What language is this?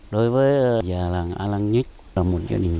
Vietnamese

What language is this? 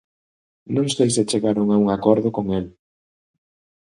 Galician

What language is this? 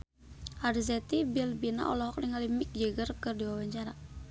Sundanese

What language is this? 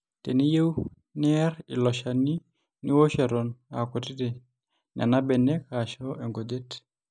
Masai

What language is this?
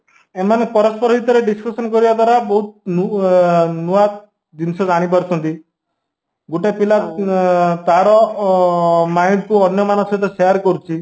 Odia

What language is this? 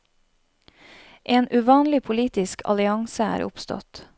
Norwegian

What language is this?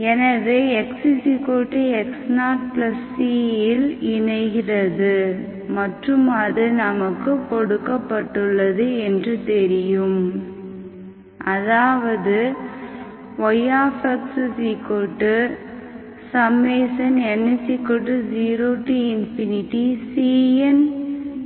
Tamil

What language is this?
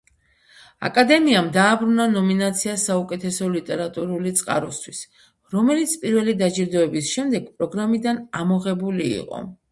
Georgian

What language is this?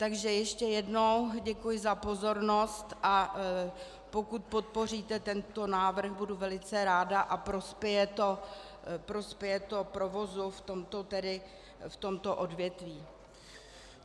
Czech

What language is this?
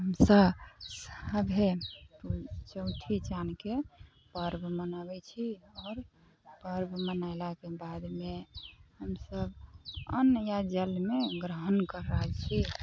Maithili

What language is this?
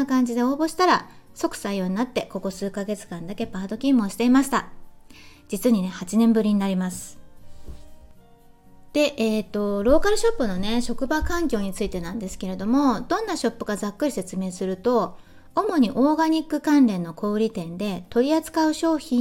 Japanese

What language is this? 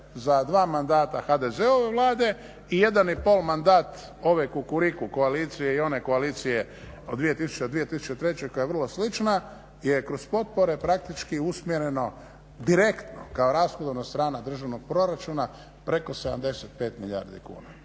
Croatian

